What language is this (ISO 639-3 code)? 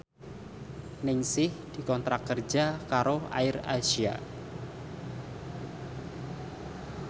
jav